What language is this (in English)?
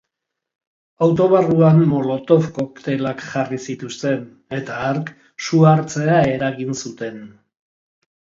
Basque